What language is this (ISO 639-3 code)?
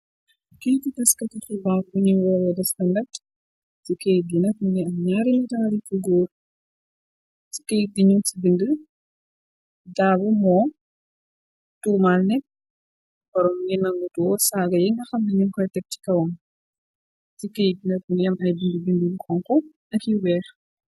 wol